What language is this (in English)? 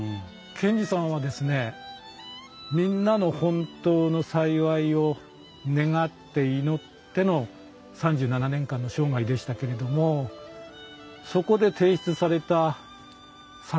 Japanese